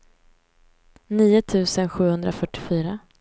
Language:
Swedish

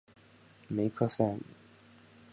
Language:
Chinese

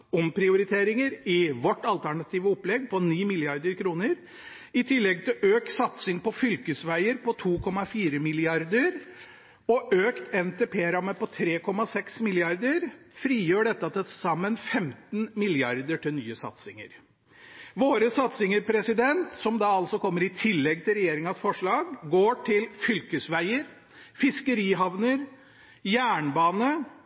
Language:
Norwegian Bokmål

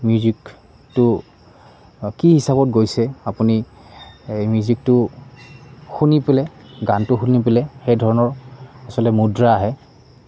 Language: Assamese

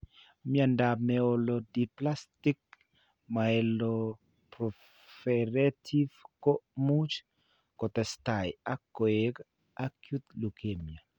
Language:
Kalenjin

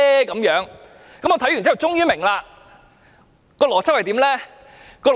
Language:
Cantonese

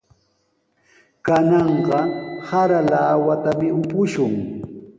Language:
Sihuas Ancash Quechua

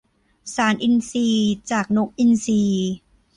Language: Thai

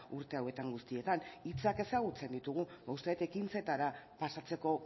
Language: Basque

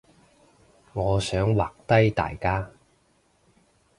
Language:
Cantonese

